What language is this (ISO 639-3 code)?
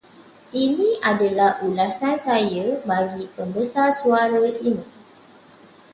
msa